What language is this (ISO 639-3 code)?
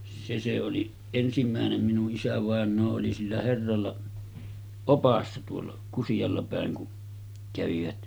fin